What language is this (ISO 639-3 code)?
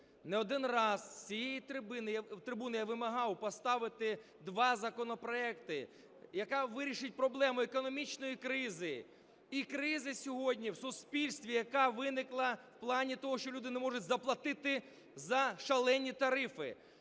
ukr